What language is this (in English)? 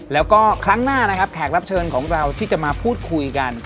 Thai